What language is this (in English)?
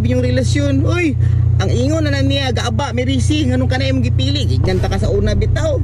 Filipino